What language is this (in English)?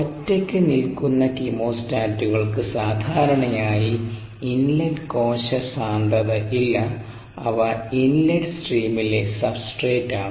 Malayalam